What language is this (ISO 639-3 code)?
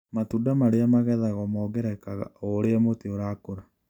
kik